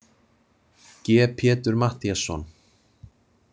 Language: Icelandic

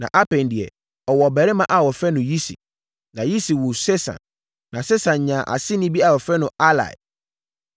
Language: Akan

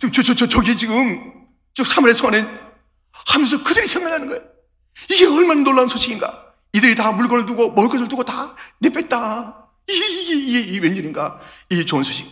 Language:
Korean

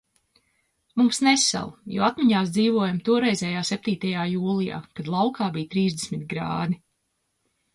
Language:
Latvian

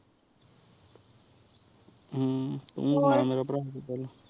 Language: Punjabi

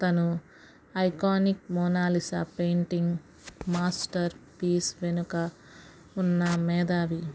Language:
Telugu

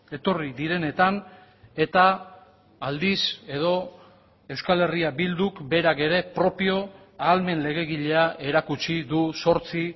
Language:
Basque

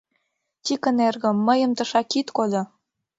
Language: Mari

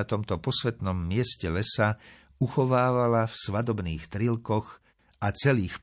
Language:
Slovak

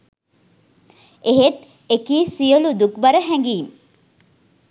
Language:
Sinhala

